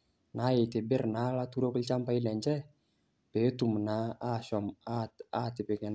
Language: Masai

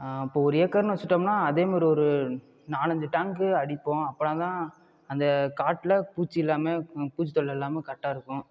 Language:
Tamil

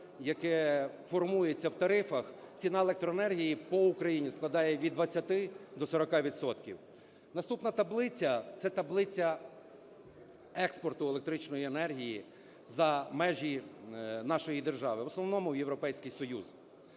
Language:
Ukrainian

